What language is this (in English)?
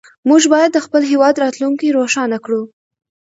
Pashto